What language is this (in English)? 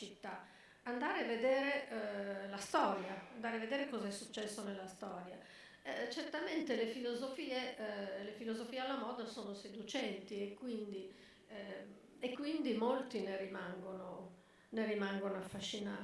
Italian